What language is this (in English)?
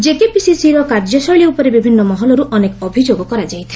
Odia